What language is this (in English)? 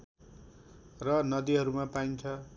Nepali